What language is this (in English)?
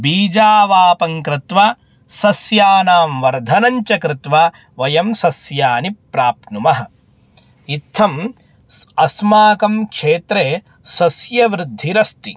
Sanskrit